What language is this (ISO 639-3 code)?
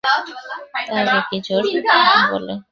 ben